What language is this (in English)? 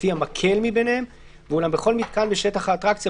Hebrew